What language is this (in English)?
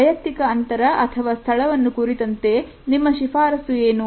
Kannada